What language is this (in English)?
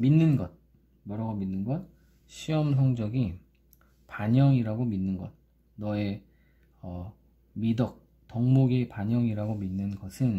Korean